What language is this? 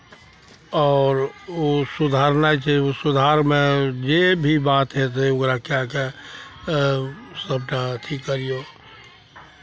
Maithili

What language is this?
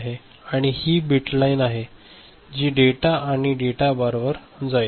Marathi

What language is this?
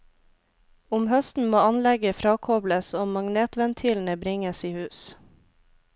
Norwegian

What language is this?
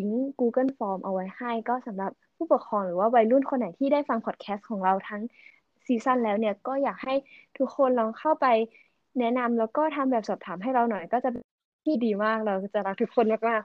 Thai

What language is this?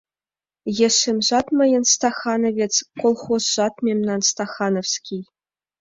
Mari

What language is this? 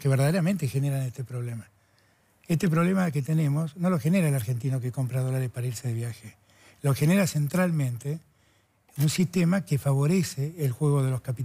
Spanish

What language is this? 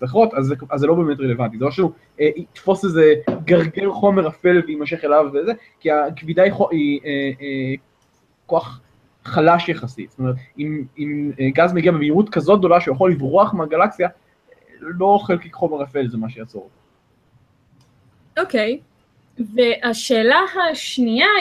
Hebrew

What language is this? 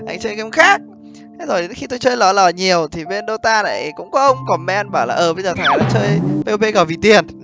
Vietnamese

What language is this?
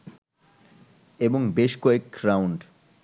Bangla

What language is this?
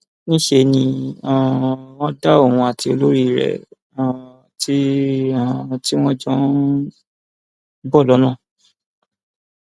Yoruba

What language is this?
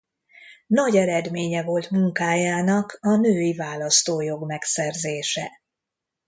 Hungarian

